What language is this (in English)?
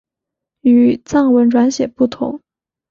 Chinese